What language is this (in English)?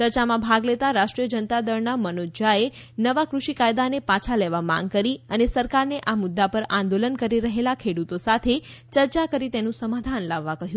Gujarati